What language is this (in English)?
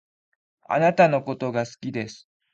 Japanese